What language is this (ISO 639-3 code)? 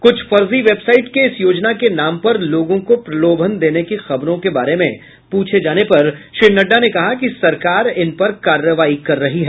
hin